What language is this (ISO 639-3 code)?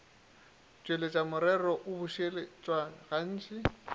nso